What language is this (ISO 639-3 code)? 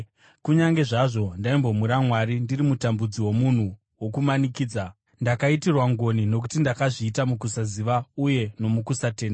sna